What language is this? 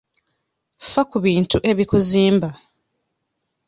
Ganda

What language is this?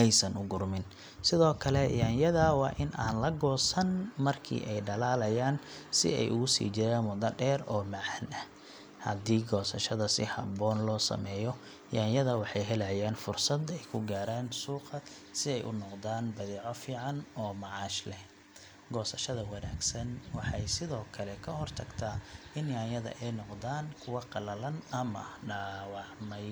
Somali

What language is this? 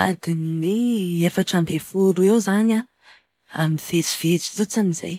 Malagasy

